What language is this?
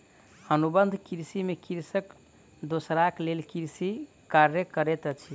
Maithili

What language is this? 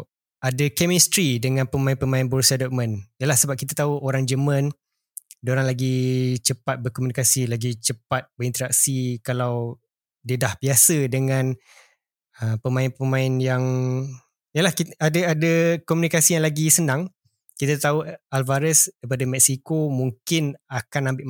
Malay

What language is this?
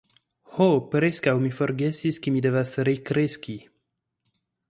Esperanto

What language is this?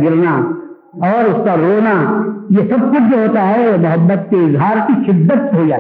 Urdu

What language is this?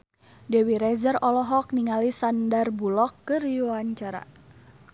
Sundanese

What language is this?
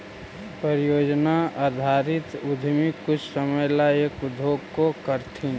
Magahi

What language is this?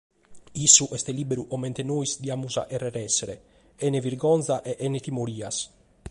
Sardinian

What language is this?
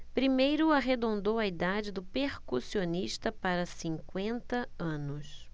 Portuguese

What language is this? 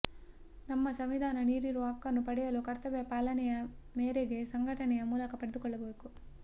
Kannada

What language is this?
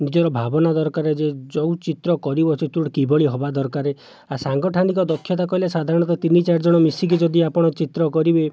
Odia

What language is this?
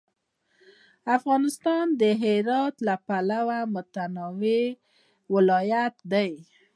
Pashto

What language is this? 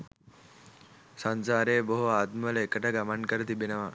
Sinhala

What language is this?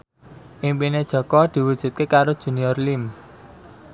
Javanese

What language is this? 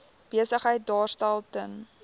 Afrikaans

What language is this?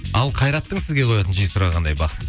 Kazakh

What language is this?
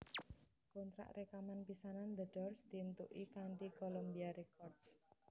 Javanese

